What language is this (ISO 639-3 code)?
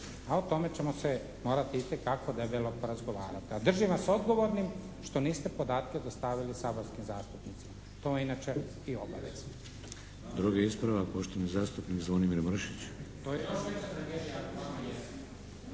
hrv